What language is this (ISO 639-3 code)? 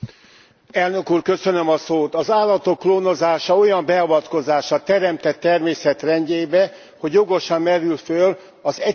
hun